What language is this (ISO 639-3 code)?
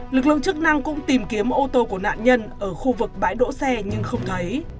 vie